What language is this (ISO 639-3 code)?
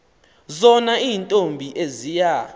xho